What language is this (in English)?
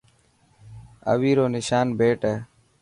Dhatki